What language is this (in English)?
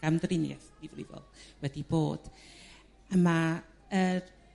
Welsh